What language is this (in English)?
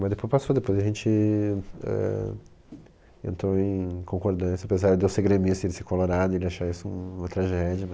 Portuguese